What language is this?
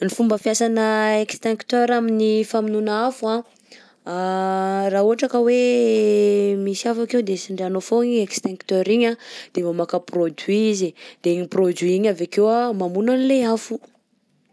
Southern Betsimisaraka Malagasy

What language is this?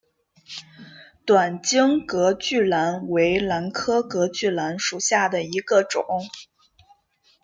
Chinese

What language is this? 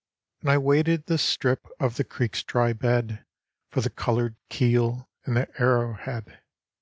English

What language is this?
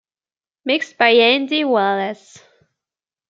English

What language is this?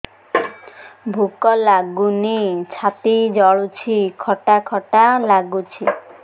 Odia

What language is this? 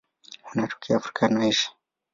Swahili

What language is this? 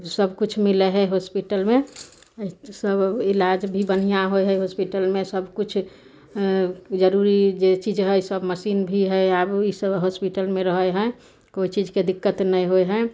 Maithili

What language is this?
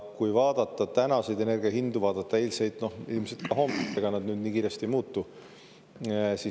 Estonian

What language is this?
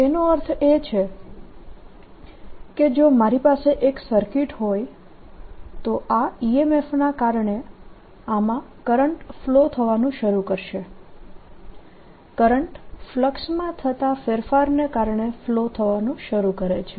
Gujarati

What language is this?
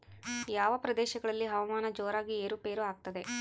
Kannada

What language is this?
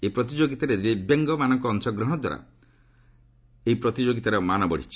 Odia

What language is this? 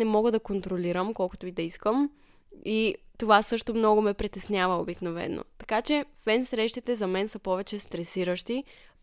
Bulgarian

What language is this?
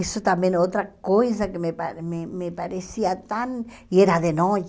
Portuguese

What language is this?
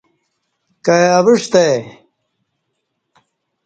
Kati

